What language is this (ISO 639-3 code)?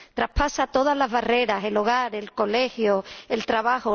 spa